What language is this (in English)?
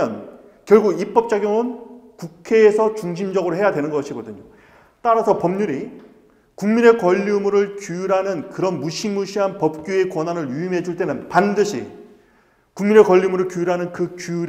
Korean